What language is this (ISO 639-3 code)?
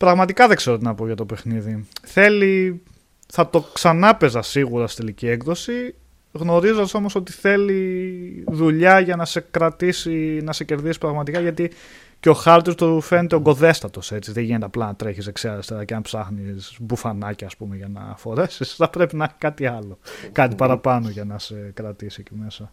ell